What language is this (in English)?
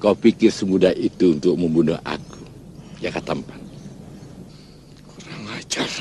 Indonesian